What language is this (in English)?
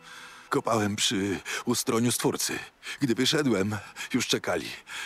Polish